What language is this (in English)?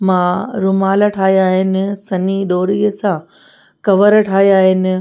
Sindhi